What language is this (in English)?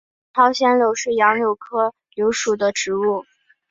Chinese